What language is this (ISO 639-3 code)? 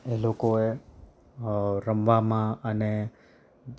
guj